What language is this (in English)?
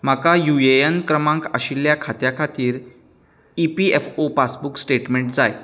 Konkani